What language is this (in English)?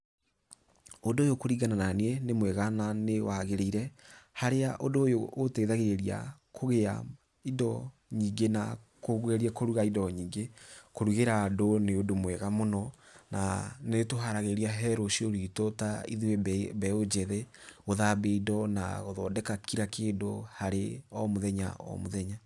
Kikuyu